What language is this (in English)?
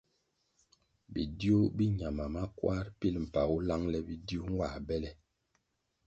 Kwasio